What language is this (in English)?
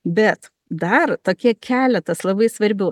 Lithuanian